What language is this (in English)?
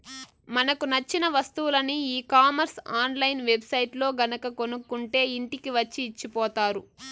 Telugu